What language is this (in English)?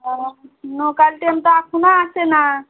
Bangla